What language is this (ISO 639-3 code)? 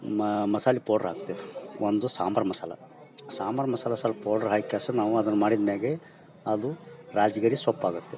kan